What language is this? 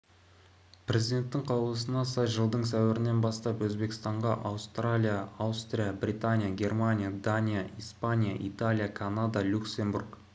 Kazakh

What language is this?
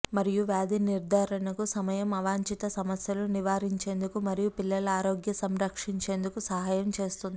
Telugu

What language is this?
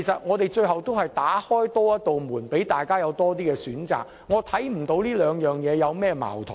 Cantonese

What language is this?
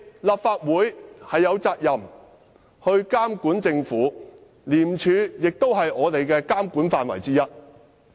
Cantonese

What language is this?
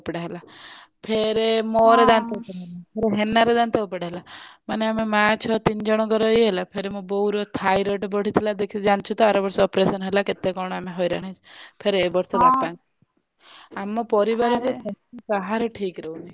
Odia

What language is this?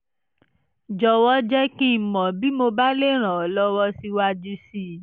Yoruba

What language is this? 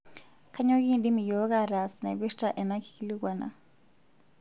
Masai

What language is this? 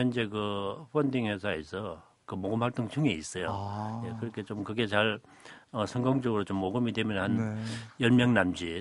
Korean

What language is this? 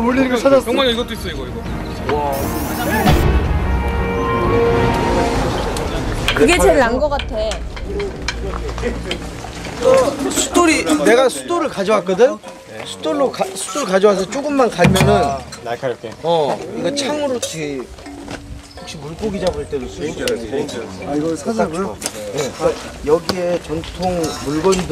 Korean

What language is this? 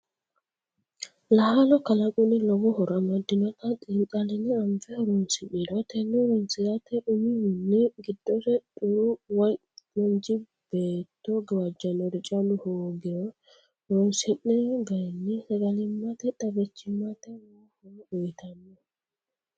Sidamo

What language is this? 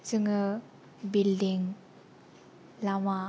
Bodo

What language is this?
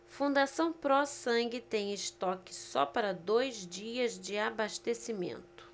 Portuguese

